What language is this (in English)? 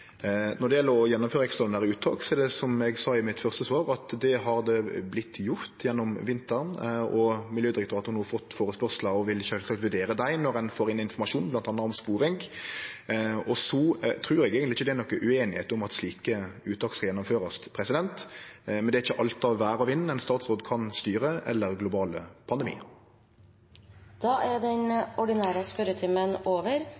Norwegian